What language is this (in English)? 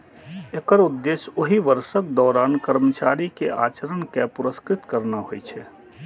Maithili